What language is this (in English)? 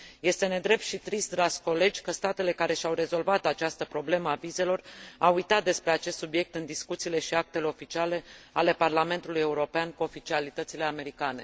Romanian